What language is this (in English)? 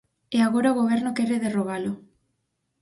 Galician